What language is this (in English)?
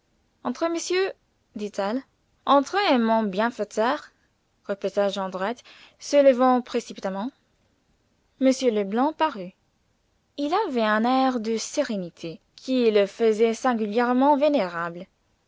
French